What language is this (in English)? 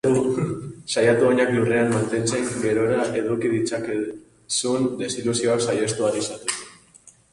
Basque